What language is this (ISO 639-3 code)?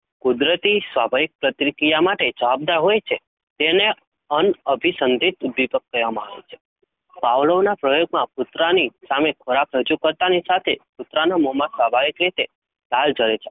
guj